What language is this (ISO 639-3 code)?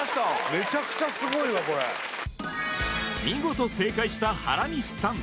jpn